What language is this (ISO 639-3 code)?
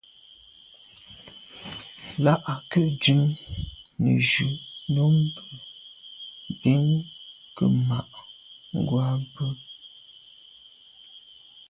byv